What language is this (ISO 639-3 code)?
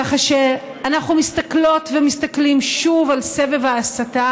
heb